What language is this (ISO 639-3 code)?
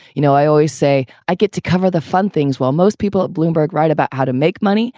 eng